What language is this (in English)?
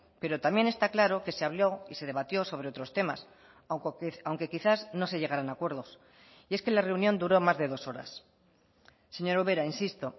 Spanish